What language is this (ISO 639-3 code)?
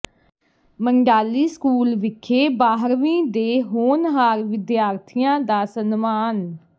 pan